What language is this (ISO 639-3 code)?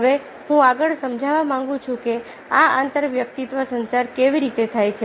guj